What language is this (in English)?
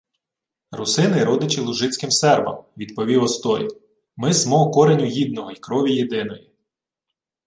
Ukrainian